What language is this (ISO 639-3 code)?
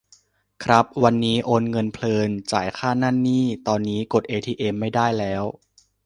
tha